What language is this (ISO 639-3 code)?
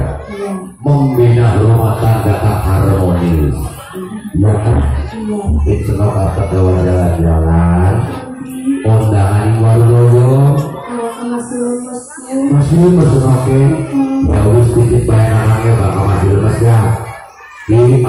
ind